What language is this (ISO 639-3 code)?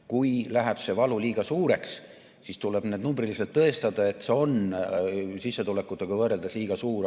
est